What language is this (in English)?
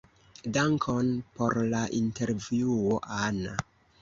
Esperanto